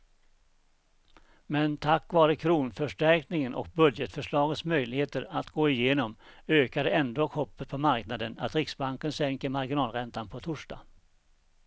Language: Swedish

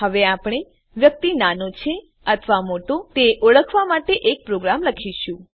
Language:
Gujarati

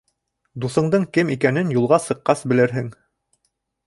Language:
Bashkir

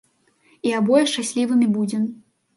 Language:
Belarusian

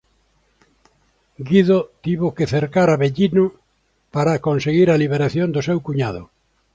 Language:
Galician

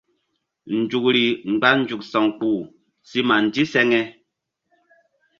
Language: Mbum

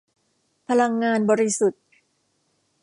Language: Thai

